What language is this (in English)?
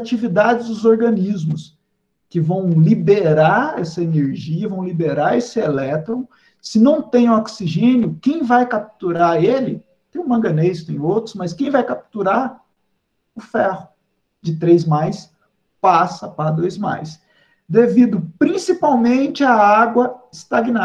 Portuguese